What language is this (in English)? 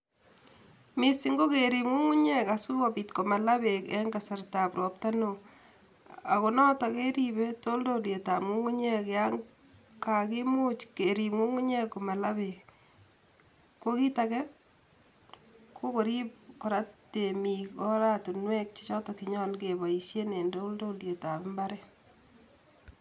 Kalenjin